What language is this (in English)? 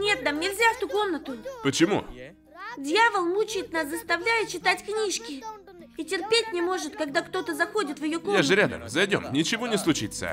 Russian